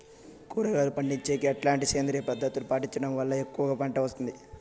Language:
Telugu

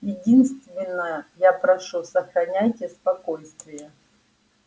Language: Russian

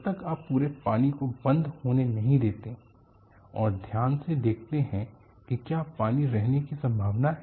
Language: Hindi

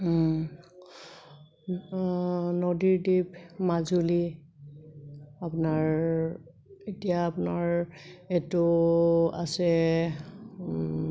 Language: Assamese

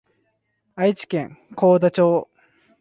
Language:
Japanese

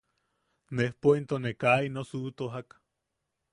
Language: Yaqui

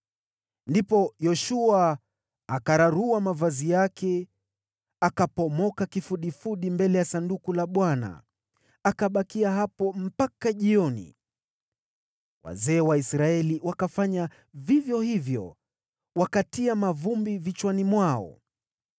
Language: Swahili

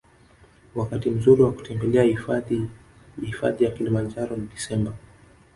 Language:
Swahili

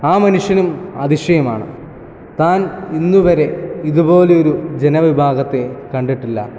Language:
Malayalam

